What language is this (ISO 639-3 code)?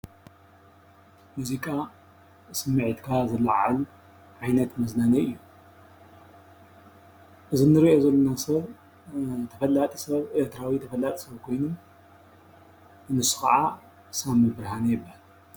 tir